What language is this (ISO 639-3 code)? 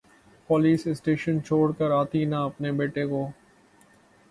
urd